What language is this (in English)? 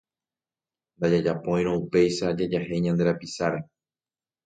Guarani